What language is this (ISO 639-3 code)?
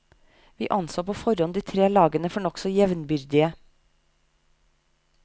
nor